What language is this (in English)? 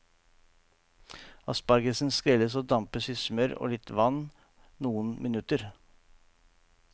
Norwegian